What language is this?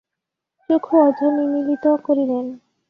Bangla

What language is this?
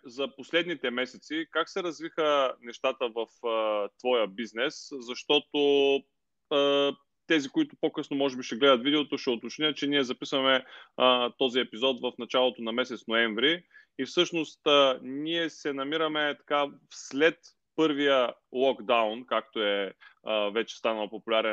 Bulgarian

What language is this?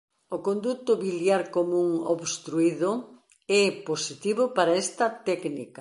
Galician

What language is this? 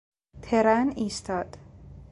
Persian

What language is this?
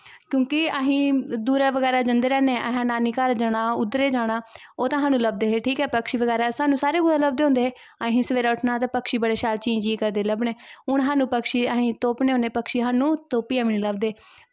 Dogri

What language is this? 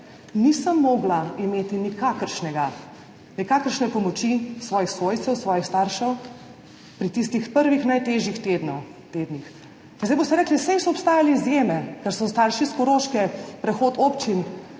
Slovenian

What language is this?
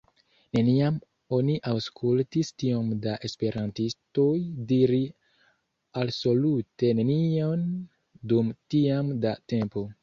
Esperanto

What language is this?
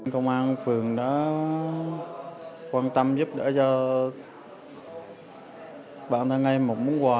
Vietnamese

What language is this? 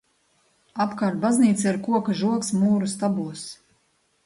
Latvian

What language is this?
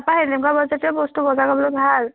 Assamese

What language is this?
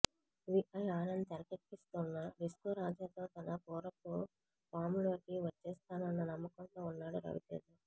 Telugu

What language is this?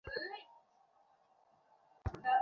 Bangla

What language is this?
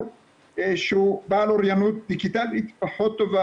Hebrew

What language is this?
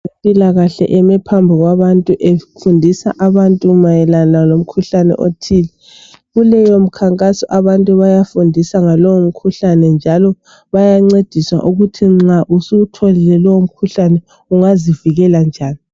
North Ndebele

